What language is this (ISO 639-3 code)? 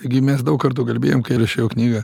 lit